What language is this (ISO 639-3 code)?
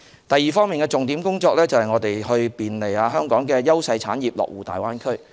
yue